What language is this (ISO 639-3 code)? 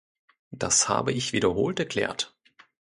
deu